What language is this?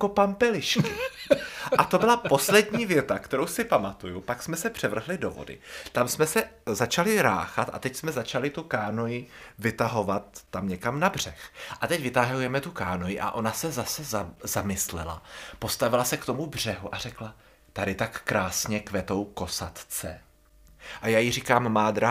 Czech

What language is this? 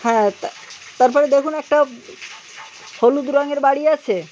Bangla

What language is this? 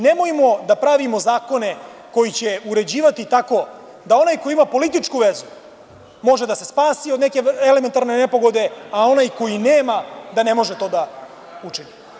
Serbian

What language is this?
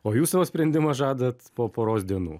Lithuanian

